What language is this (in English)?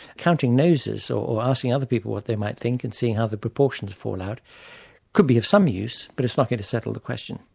English